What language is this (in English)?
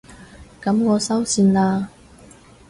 Cantonese